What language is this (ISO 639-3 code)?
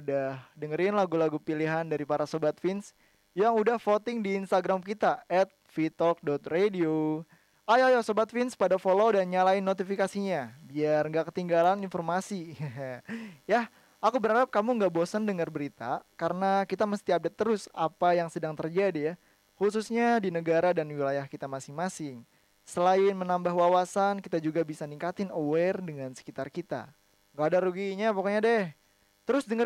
ind